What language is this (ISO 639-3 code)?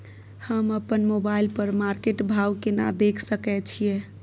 mai